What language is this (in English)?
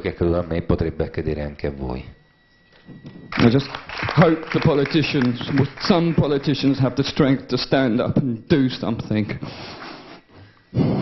Italian